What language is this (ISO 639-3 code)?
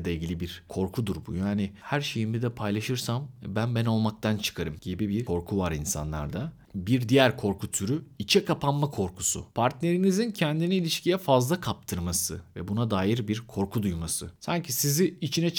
tur